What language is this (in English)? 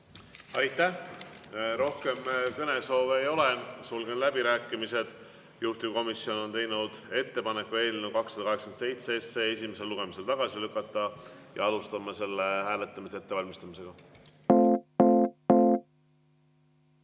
Estonian